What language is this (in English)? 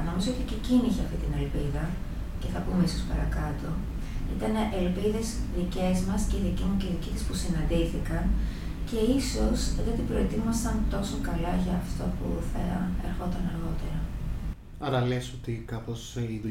Greek